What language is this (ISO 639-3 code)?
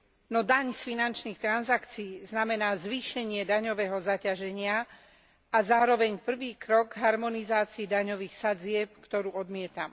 slk